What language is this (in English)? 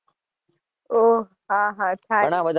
Gujarati